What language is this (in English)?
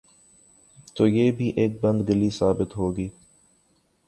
Urdu